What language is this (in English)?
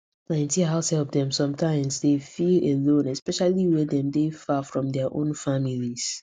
Nigerian Pidgin